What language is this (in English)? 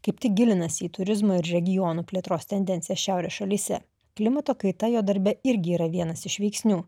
Lithuanian